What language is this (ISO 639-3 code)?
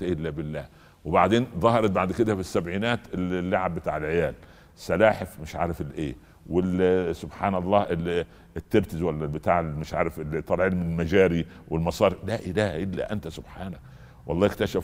ara